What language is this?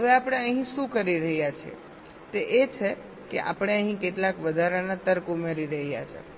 Gujarati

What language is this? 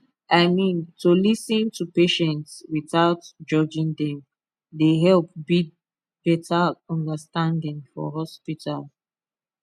Nigerian Pidgin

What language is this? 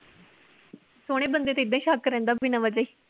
Punjabi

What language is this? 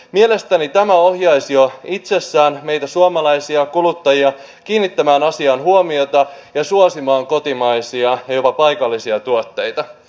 Finnish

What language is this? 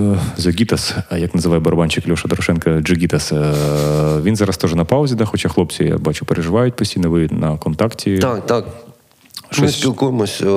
Ukrainian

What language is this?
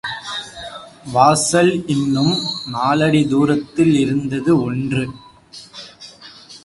Tamil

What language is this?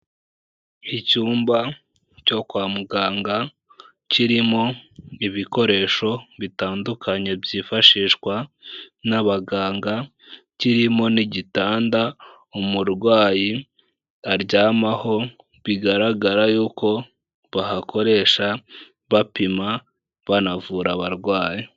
Kinyarwanda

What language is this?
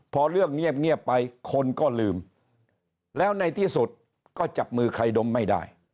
Thai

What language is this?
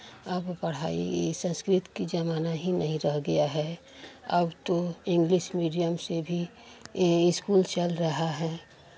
Hindi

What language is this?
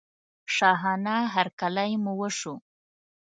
Pashto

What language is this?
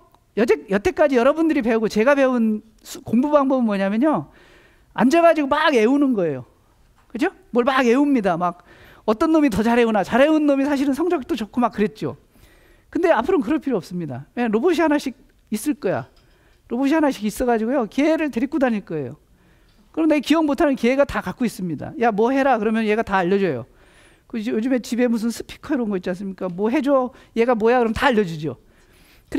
Korean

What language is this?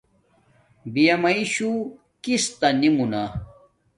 Domaaki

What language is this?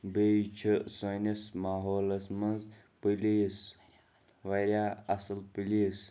Kashmiri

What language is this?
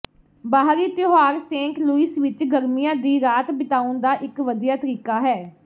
Punjabi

